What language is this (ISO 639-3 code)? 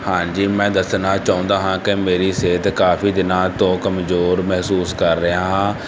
pan